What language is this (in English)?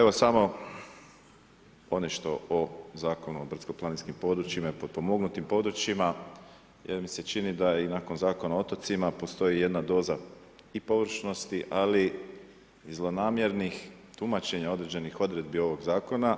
Croatian